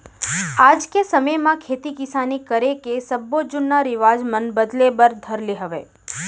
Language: Chhattisgarhi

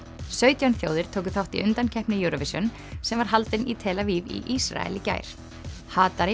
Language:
Icelandic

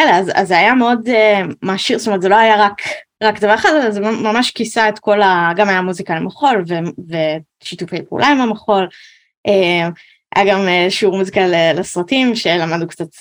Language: Hebrew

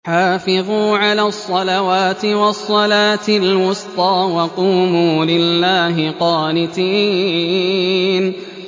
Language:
Arabic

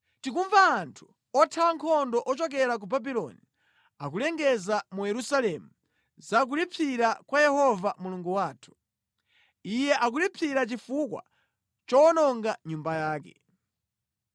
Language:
Nyanja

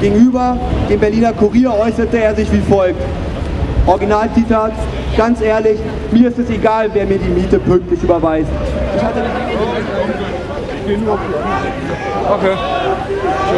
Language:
German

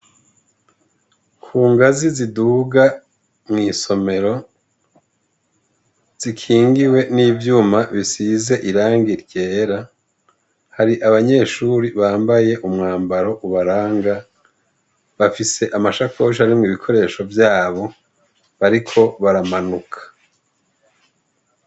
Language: Rundi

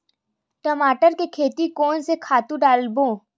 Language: Chhattisgarhi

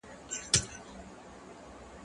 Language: Pashto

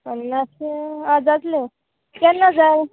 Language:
Konkani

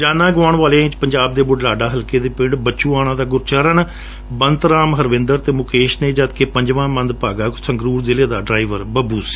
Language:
Punjabi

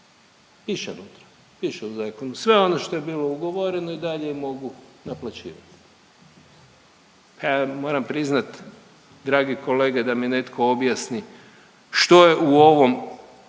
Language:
Croatian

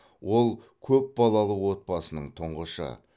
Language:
Kazakh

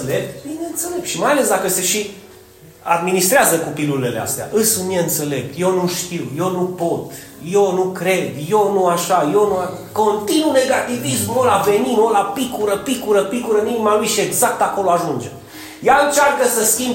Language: Romanian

